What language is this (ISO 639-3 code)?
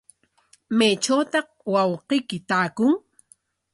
qwa